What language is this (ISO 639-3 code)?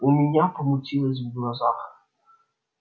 rus